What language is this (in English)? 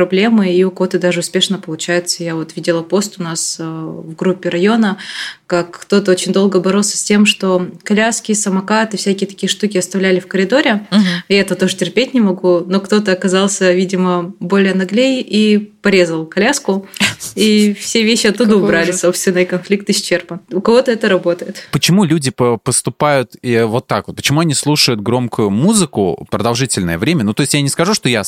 Russian